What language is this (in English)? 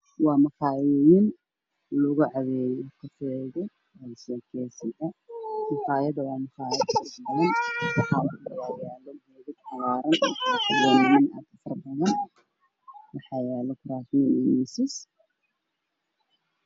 Somali